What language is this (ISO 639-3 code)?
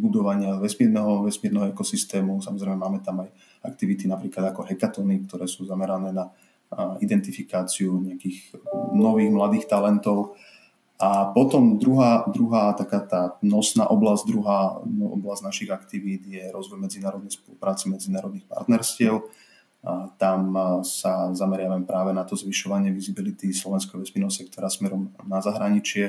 slk